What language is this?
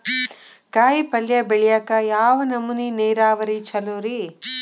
Kannada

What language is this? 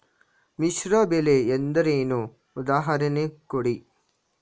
Kannada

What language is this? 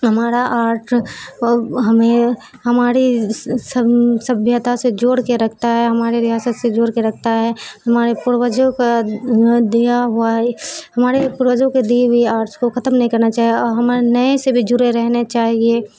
Urdu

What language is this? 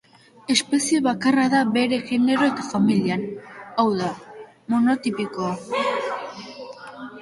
Basque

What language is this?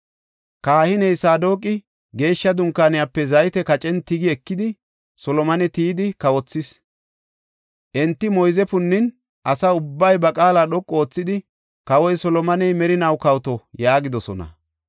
Gofa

